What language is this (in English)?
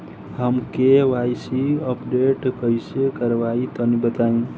Bhojpuri